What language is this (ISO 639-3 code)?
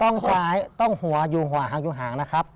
tha